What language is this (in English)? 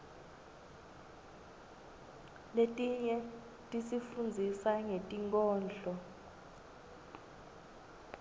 Swati